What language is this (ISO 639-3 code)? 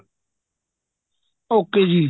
pan